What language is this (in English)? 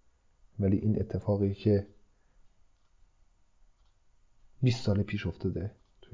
Persian